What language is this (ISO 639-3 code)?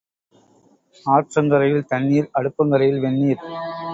tam